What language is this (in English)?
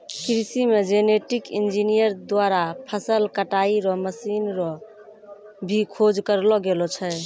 Maithili